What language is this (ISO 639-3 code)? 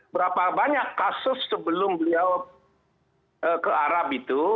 ind